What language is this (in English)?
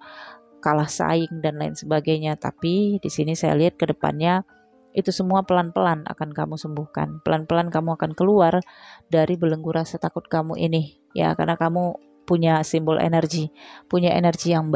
Indonesian